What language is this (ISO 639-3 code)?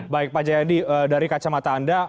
ind